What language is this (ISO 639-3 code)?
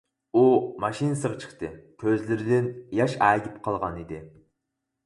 uig